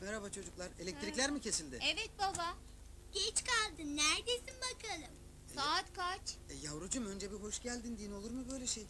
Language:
Turkish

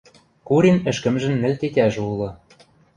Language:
Western Mari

